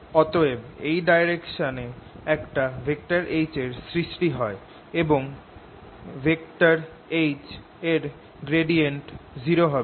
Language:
Bangla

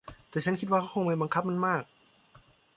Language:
Thai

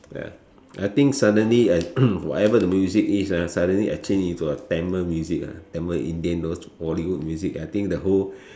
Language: English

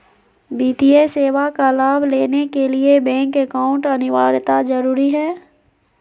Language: Magahi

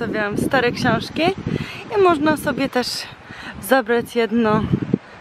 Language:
Polish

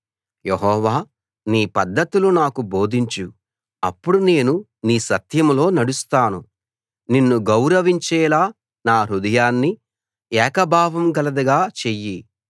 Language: Telugu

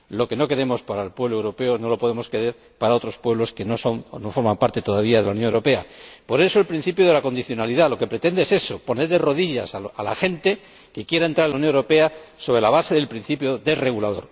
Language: Spanish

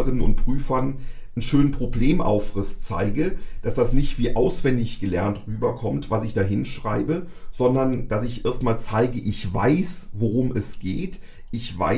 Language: German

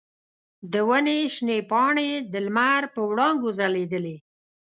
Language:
Pashto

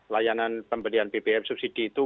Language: Indonesian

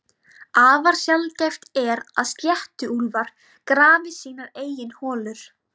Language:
Icelandic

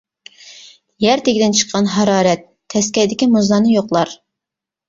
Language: Uyghur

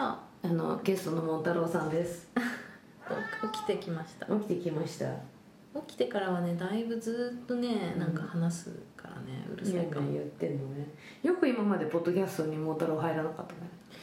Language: Japanese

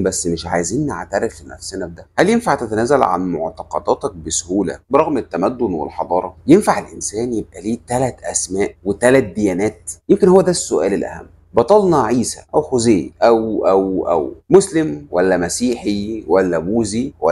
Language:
Arabic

